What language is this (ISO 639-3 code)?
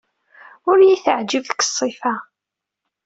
kab